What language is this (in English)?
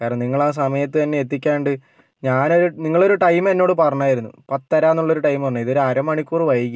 Malayalam